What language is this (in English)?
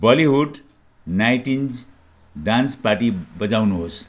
Nepali